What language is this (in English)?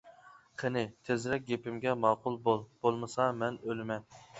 Uyghur